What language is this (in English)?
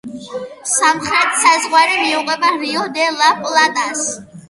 Georgian